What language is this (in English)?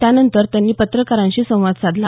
Marathi